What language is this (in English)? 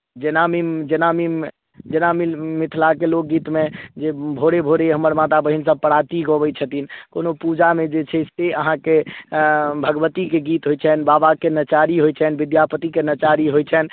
Maithili